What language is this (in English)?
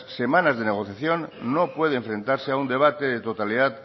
Spanish